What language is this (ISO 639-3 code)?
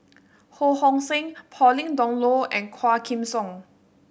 eng